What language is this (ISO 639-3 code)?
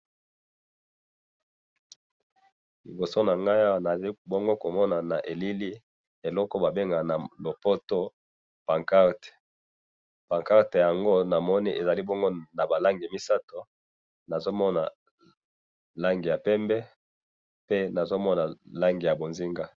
lin